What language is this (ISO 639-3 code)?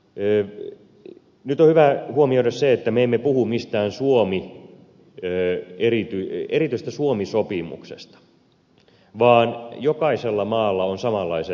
fin